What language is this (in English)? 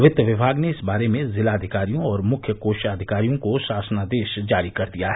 Hindi